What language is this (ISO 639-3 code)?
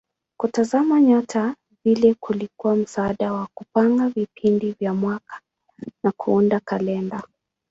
swa